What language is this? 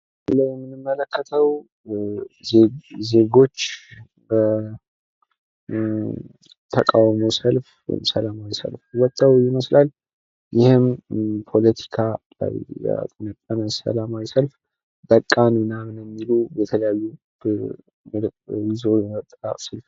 Amharic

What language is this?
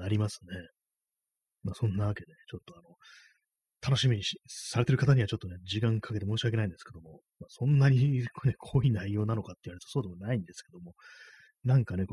Japanese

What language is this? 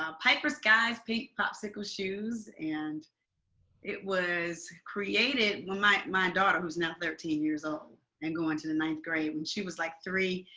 English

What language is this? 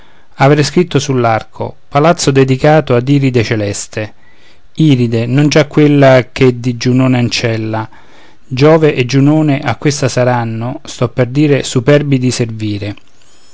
Italian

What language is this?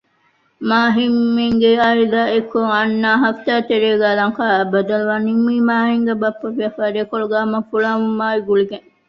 Divehi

